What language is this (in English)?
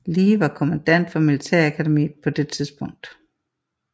Danish